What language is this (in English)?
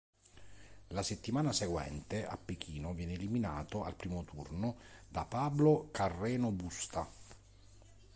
Italian